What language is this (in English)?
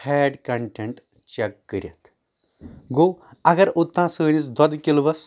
Kashmiri